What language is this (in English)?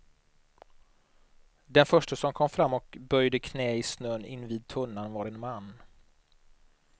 Swedish